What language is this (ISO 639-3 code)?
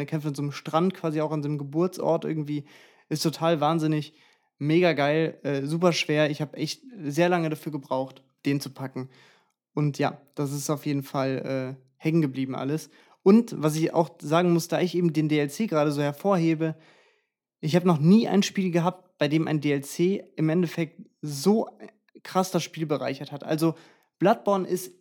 deu